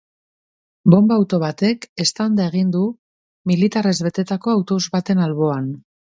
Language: Basque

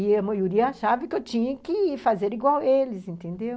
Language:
Portuguese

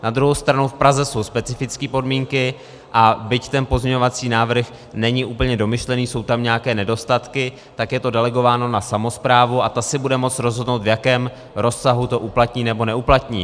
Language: Czech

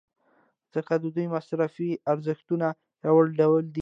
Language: Pashto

